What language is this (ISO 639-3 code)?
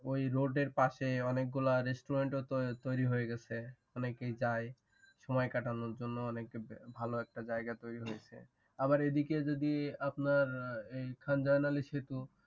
ben